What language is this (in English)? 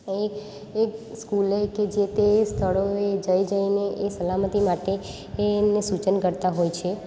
Gujarati